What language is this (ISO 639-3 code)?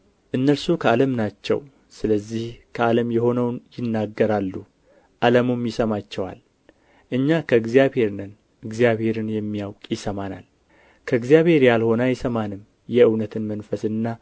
amh